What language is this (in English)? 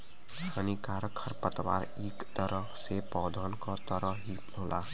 Bhojpuri